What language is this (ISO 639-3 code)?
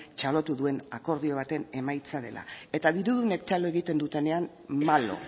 eus